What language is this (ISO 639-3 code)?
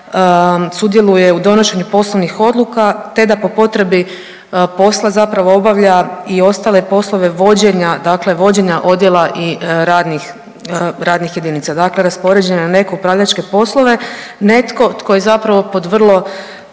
hrv